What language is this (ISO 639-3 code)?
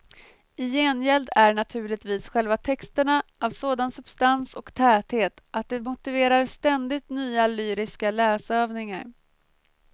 swe